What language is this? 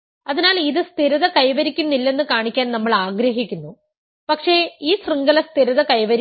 Malayalam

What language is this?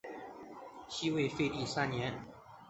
Chinese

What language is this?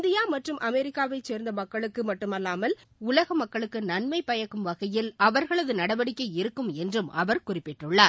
Tamil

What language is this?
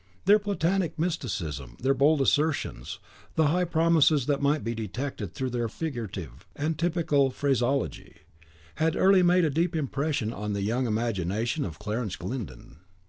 English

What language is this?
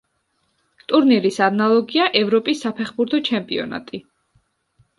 Georgian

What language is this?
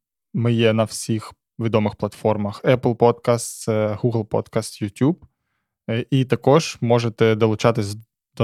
Ukrainian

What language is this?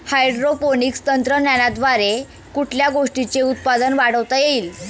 Marathi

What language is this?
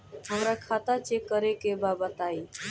Bhojpuri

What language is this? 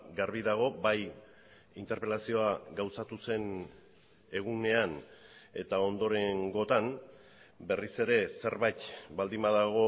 Basque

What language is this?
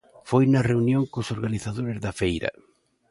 Galician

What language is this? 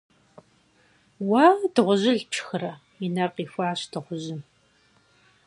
Kabardian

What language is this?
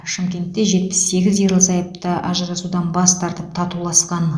Kazakh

